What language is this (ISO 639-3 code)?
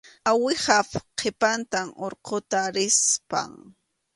qxu